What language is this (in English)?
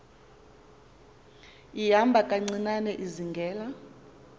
Xhosa